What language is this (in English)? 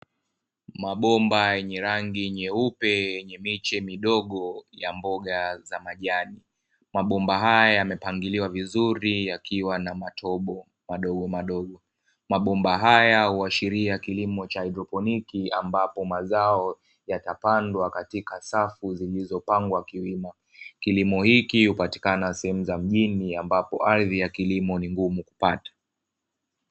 Swahili